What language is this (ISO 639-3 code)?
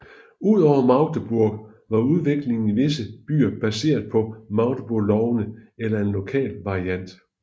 dan